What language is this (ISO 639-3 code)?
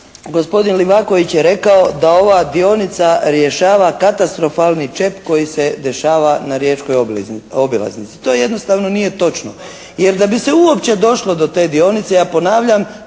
hrv